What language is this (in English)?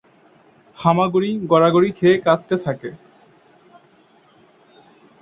Bangla